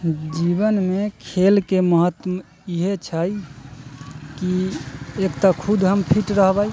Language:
Maithili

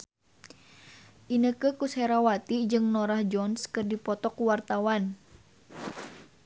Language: Sundanese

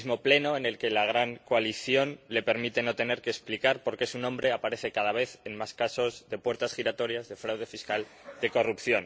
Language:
Spanish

